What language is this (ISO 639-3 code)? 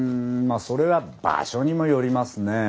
jpn